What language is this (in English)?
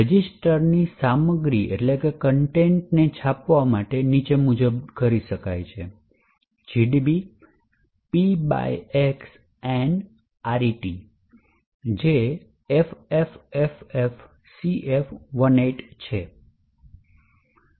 Gujarati